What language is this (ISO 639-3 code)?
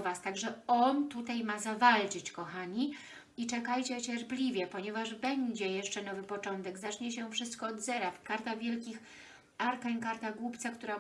pol